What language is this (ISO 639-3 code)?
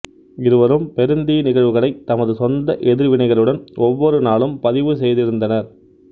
tam